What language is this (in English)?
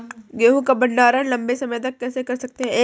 Hindi